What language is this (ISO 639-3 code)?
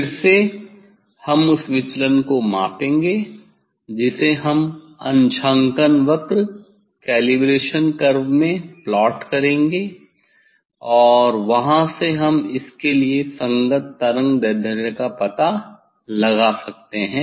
hin